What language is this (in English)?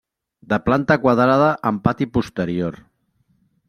Catalan